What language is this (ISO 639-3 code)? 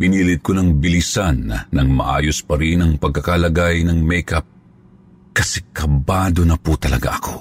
fil